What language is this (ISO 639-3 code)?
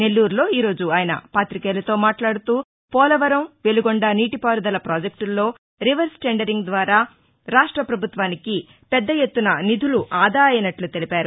tel